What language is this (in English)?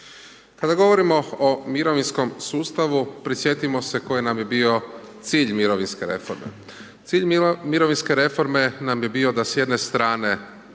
Croatian